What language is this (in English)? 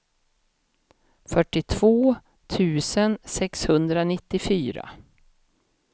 Swedish